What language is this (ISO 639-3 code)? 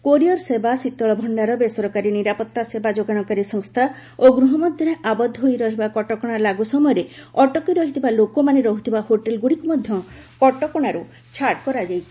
ori